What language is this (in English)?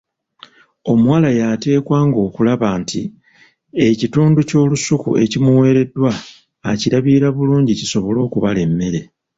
Ganda